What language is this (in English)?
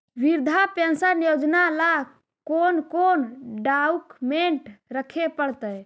Magahi